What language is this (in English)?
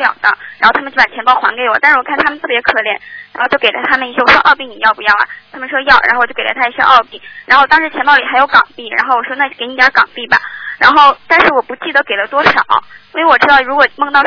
Chinese